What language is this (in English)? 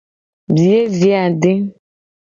Gen